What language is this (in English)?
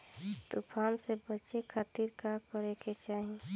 Bhojpuri